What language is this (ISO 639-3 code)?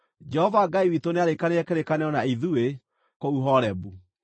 kik